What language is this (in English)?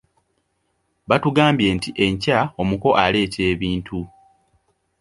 Ganda